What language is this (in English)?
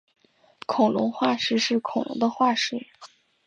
Chinese